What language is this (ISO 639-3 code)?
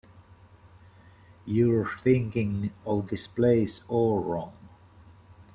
eng